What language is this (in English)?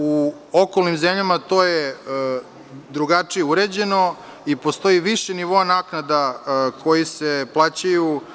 Serbian